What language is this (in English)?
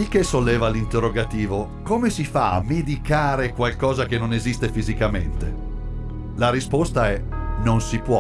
Italian